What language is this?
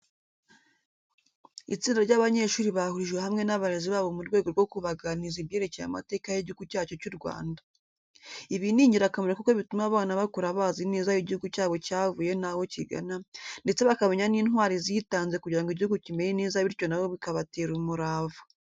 Kinyarwanda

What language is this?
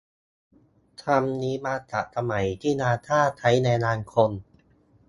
Thai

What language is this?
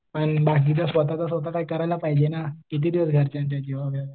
Marathi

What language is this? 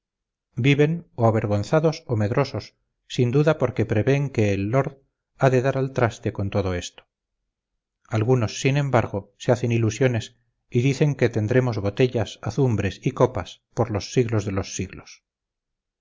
Spanish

